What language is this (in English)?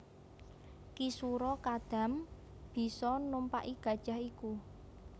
Javanese